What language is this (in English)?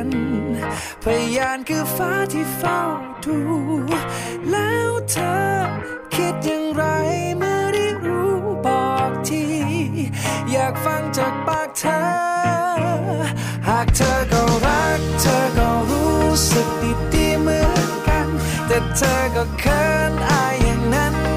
Thai